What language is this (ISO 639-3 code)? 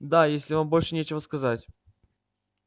rus